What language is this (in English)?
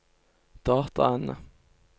Norwegian